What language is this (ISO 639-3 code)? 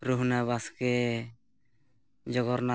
sat